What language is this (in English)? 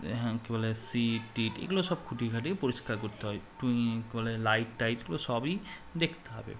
Bangla